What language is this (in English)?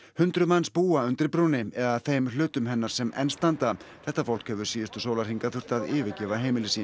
Icelandic